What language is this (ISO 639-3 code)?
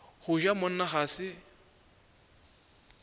nso